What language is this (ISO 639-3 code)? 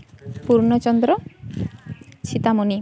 sat